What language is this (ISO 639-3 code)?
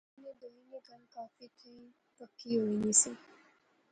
phr